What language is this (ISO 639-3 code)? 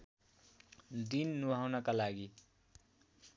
nep